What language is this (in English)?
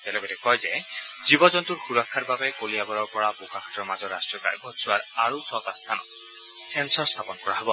Assamese